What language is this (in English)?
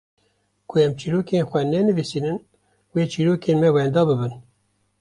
Kurdish